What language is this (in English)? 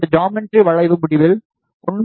Tamil